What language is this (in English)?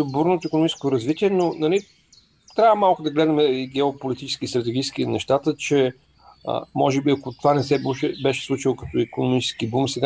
Bulgarian